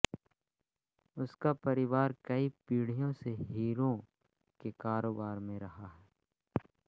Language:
Hindi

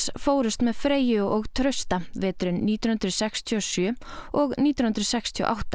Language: Icelandic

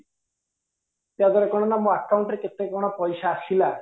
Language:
Odia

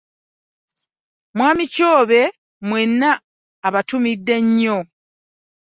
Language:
Ganda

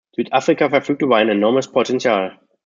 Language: German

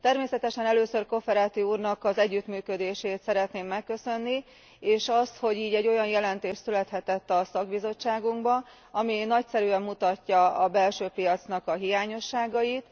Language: Hungarian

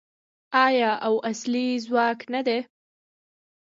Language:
Pashto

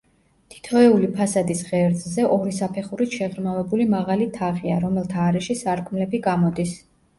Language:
Georgian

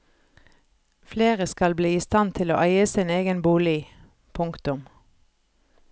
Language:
Norwegian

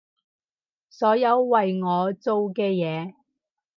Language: Cantonese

